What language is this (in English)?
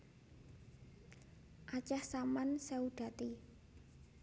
Javanese